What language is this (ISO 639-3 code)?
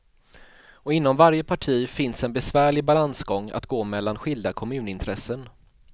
swe